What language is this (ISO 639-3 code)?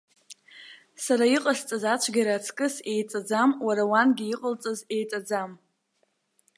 abk